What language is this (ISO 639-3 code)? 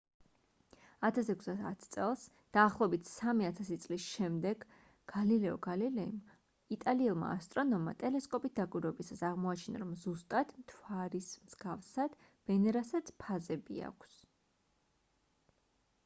kat